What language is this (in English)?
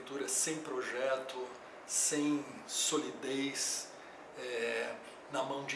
Portuguese